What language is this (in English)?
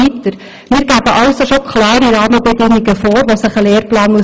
Swiss German